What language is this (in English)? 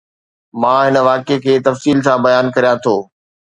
Sindhi